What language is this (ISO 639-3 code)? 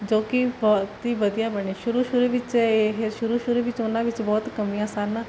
pan